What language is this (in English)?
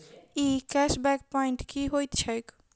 Maithili